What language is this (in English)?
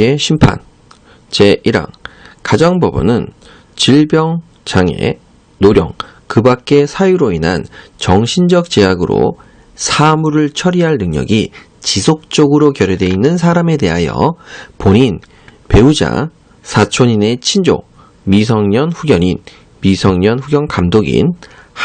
Korean